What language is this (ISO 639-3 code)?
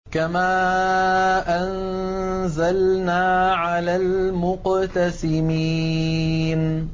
ara